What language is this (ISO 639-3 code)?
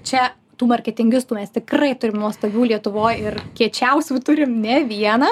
lit